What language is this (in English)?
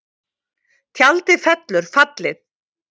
Icelandic